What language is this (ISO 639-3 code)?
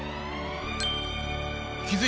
jpn